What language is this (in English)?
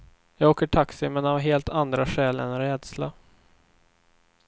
Swedish